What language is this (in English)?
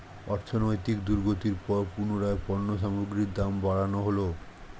Bangla